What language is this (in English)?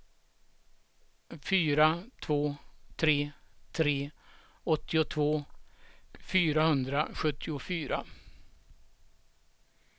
Swedish